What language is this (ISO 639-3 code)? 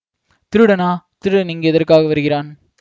tam